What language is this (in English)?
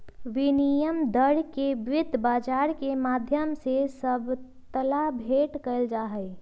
Magahi